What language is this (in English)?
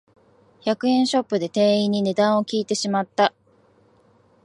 Japanese